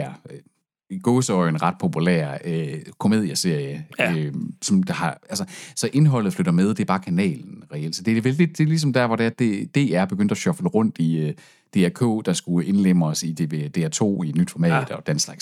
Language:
Danish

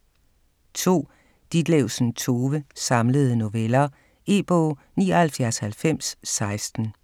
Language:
Danish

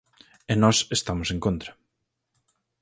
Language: Galician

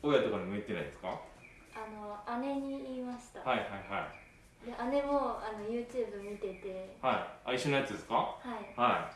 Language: Japanese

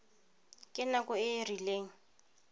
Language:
Tswana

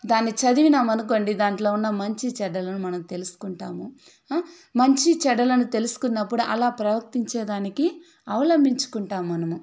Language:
Telugu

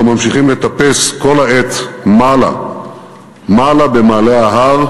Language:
Hebrew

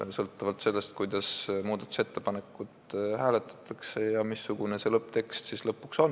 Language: Estonian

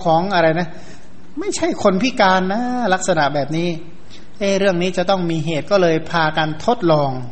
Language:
Thai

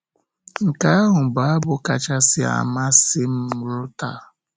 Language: Igbo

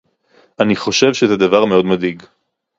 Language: Hebrew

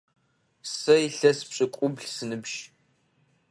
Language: Adyghe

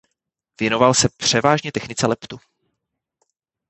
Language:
Czech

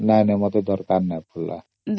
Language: Odia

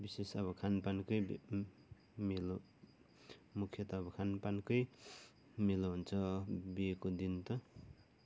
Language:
Nepali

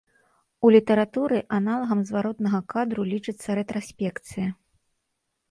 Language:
Belarusian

